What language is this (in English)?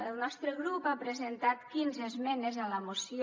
Catalan